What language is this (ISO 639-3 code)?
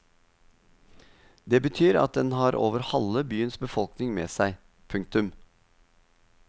nor